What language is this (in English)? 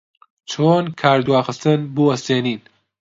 Central Kurdish